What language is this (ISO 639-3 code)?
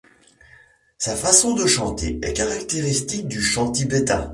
fra